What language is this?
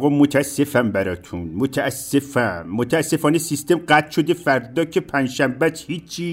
Persian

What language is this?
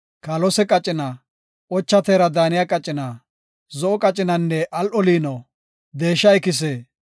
Gofa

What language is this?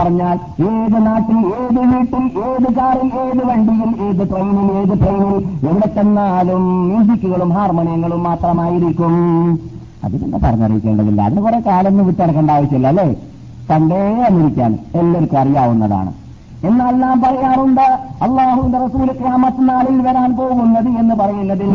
Malayalam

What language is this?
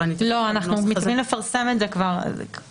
Hebrew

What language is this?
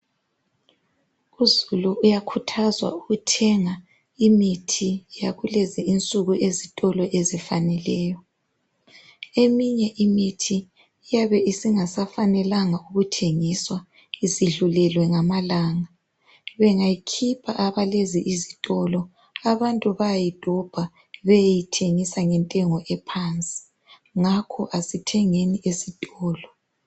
North Ndebele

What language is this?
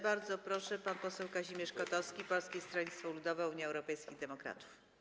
Polish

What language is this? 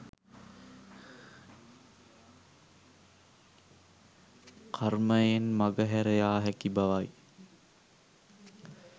Sinhala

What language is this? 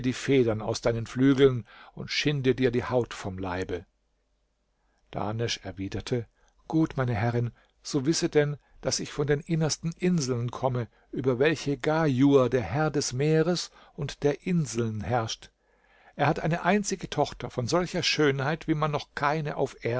German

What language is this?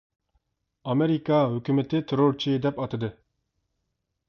Uyghur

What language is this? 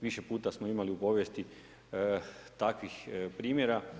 Croatian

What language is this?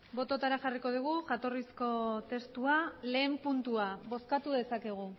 Basque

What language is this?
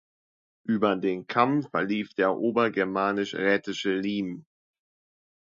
German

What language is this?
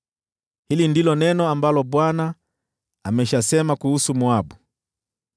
Swahili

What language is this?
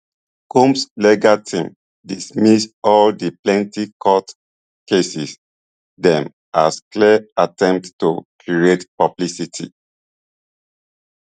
Nigerian Pidgin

